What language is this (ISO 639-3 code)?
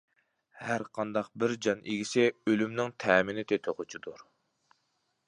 uig